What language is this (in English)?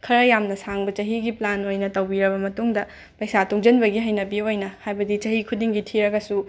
Manipuri